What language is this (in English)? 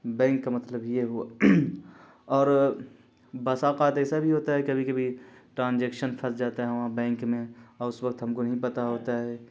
Urdu